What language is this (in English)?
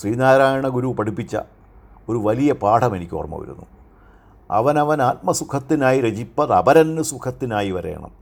Malayalam